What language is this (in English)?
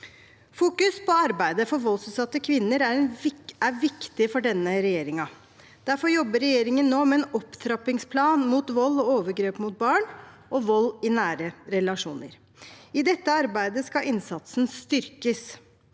Norwegian